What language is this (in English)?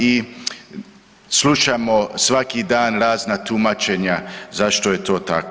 Croatian